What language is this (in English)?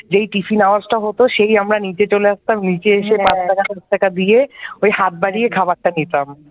Bangla